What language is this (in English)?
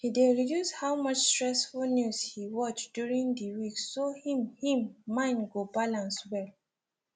Nigerian Pidgin